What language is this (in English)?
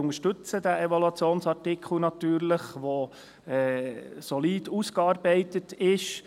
Swiss German